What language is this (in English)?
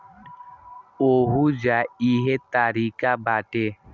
Bhojpuri